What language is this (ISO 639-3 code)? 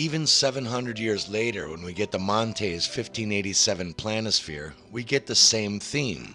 eng